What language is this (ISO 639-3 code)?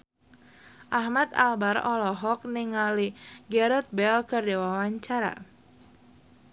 sun